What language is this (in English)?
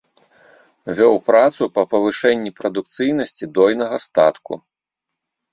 Belarusian